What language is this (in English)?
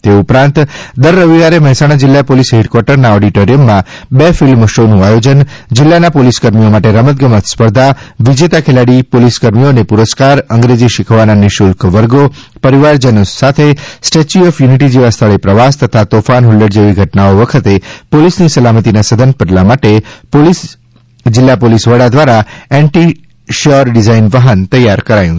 Gujarati